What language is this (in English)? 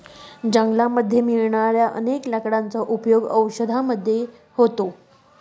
Marathi